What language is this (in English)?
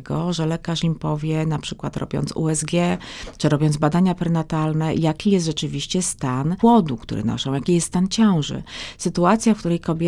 Polish